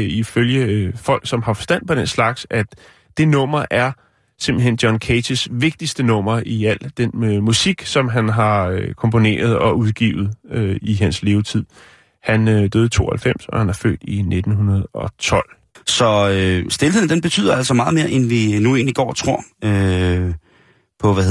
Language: Danish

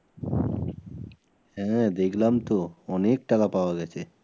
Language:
Bangla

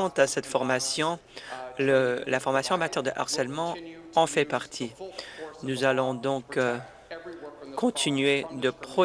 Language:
French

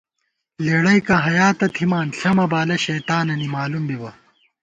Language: Gawar-Bati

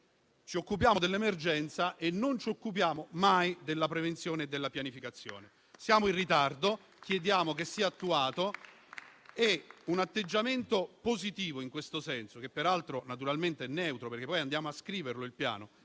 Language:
Italian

